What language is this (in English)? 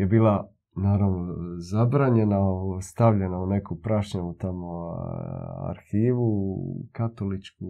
Croatian